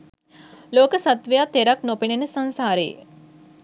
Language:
Sinhala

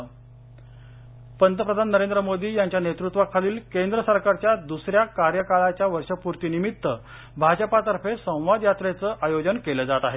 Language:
Marathi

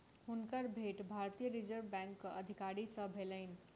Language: Maithili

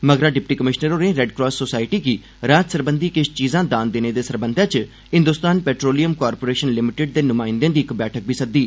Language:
Dogri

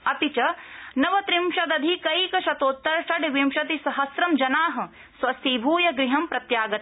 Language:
Sanskrit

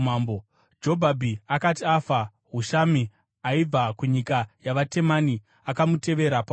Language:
Shona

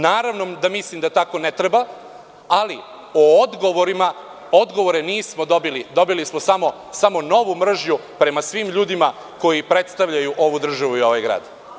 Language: Serbian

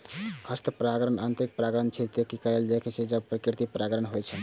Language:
Maithili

